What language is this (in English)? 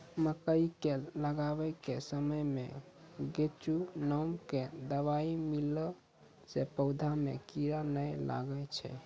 Maithili